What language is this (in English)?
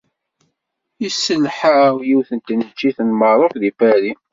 Kabyle